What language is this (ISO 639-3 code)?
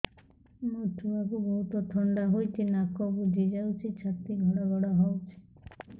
ori